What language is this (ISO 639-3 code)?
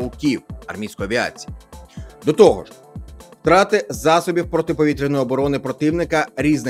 ukr